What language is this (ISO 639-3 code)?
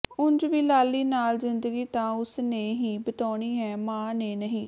pan